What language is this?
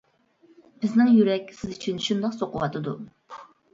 Uyghur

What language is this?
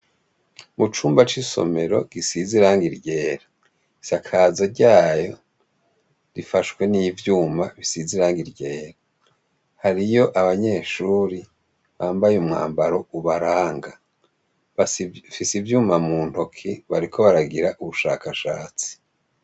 Rundi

